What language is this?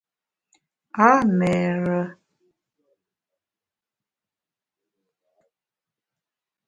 Bamun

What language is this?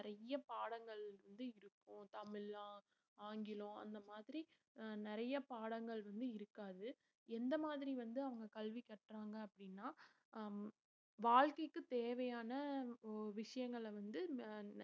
Tamil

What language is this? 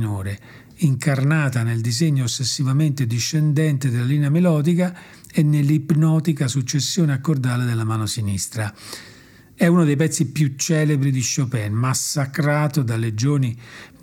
Italian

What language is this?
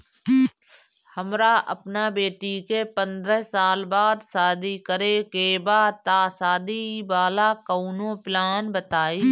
Bhojpuri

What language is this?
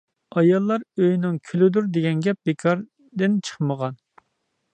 Uyghur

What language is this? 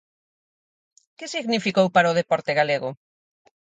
Galician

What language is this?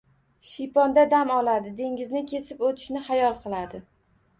Uzbek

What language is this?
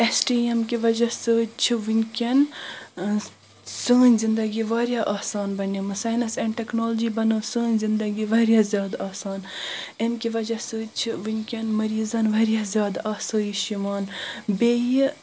Kashmiri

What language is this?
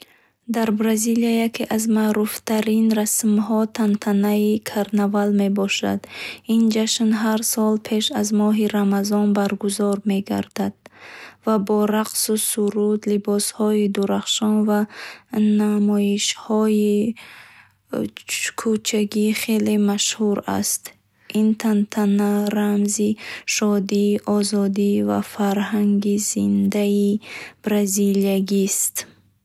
Bukharic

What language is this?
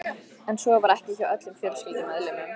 Icelandic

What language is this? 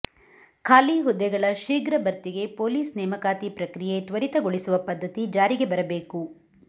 Kannada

